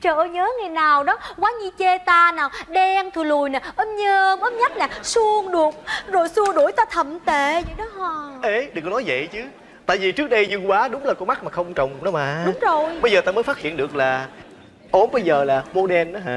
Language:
Vietnamese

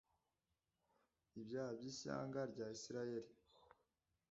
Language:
Kinyarwanda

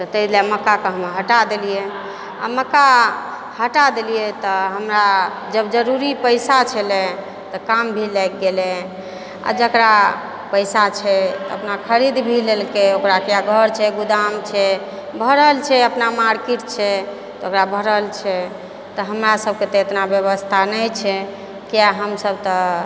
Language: Maithili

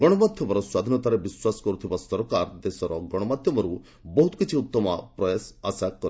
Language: Odia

